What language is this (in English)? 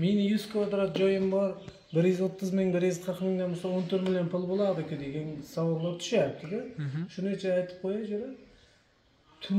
Turkish